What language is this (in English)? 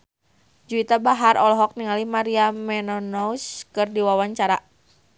Sundanese